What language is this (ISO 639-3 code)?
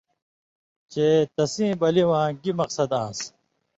mvy